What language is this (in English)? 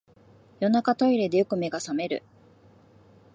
Japanese